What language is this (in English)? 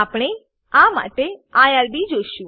Gujarati